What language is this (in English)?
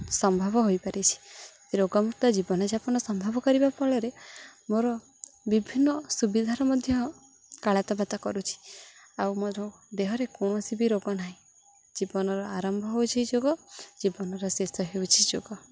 Odia